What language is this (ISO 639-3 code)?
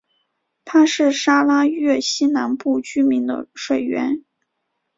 zho